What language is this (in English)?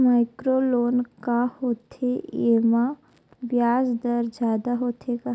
Chhattisgarhi